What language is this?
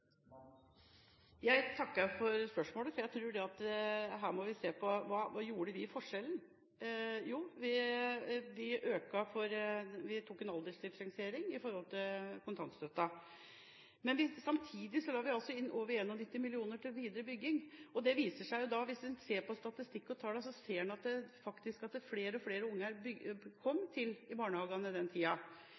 Norwegian Bokmål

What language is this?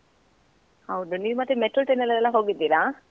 Kannada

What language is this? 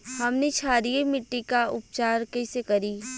Bhojpuri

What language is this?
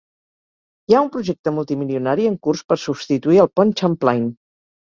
Catalan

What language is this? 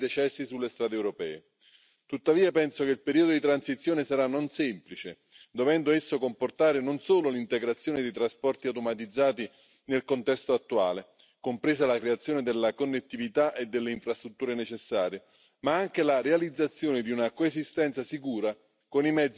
Romanian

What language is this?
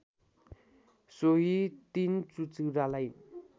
Nepali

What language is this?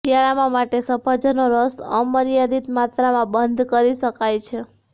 Gujarati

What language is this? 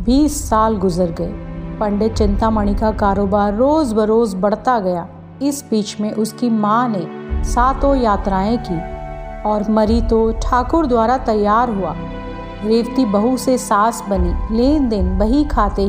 Hindi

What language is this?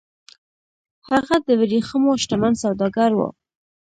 Pashto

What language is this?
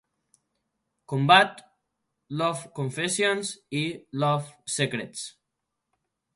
Catalan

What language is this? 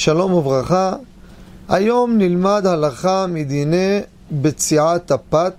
Hebrew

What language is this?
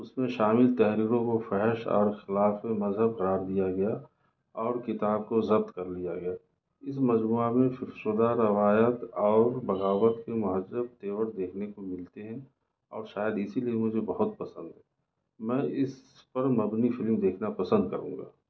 Urdu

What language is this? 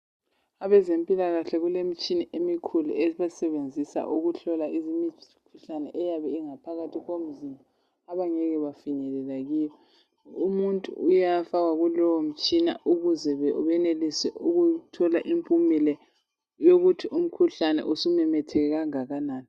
North Ndebele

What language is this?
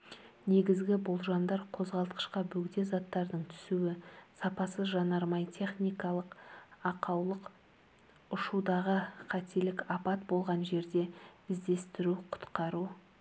Kazakh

